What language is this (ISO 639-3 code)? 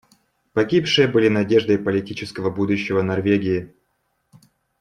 rus